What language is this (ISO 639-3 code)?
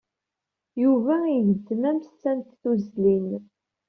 kab